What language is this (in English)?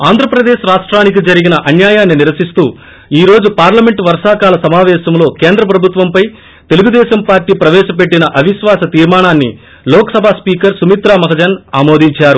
Telugu